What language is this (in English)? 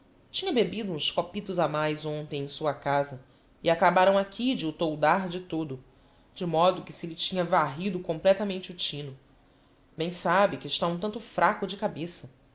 Portuguese